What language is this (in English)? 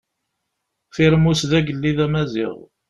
Kabyle